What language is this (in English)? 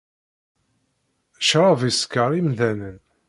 Kabyle